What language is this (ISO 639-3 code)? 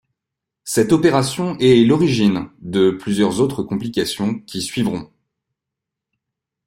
fra